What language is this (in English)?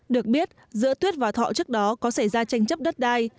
Vietnamese